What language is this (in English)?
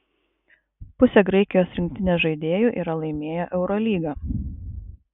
Lithuanian